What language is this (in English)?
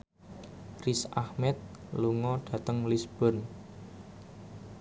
Javanese